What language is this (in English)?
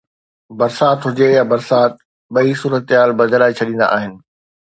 Sindhi